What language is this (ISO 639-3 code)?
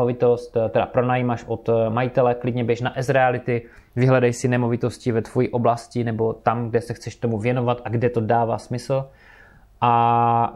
ces